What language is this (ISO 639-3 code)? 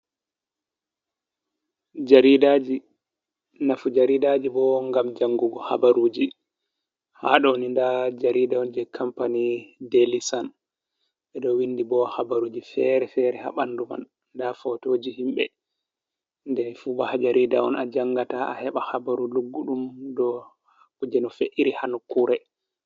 ful